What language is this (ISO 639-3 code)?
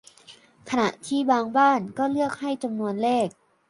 tha